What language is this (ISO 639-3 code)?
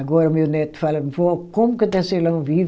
por